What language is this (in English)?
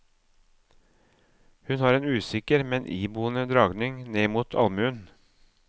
Norwegian